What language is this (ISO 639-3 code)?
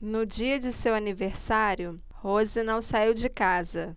por